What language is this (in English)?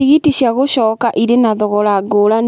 Kikuyu